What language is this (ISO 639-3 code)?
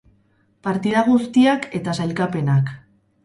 eus